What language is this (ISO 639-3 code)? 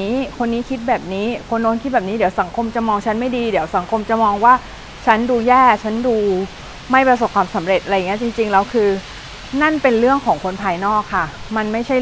tha